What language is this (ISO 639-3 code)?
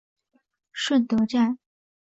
zho